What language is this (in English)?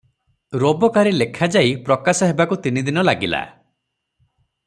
Odia